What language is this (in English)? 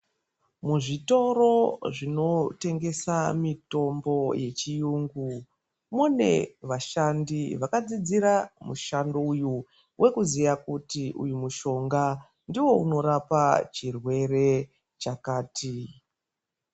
Ndau